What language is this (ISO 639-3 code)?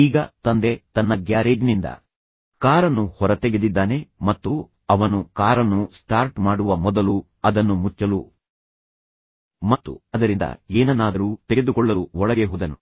kan